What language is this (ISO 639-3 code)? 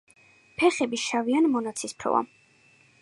kat